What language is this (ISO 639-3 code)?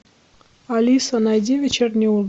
rus